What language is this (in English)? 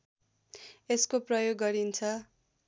Nepali